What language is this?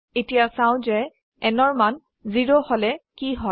Assamese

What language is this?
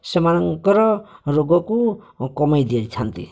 Odia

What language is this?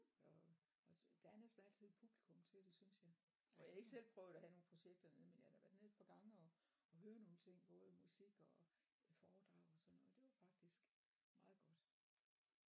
Danish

